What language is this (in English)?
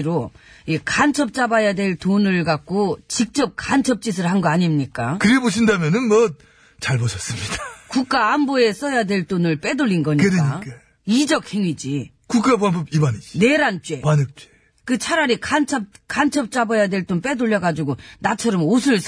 Korean